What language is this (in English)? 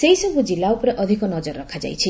Odia